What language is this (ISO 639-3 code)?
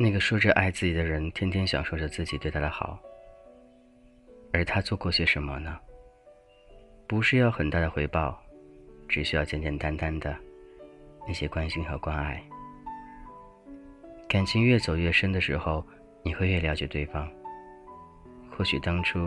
zho